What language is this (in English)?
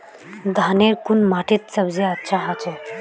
Magahi